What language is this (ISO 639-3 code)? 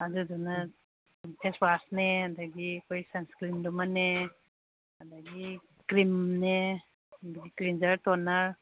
mni